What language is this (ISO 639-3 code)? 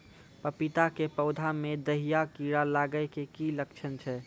mai